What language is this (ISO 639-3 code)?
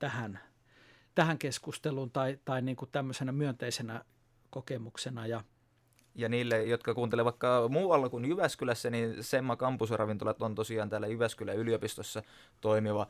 fin